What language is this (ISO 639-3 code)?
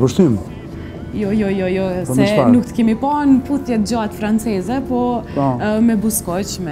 ron